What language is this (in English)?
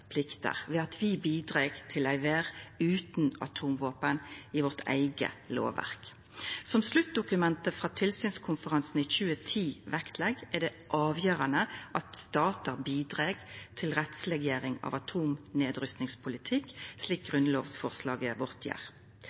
Norwegian Nynorsk